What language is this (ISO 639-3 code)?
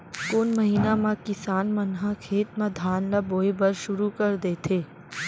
hne